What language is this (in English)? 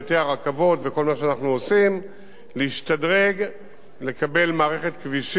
Hebrew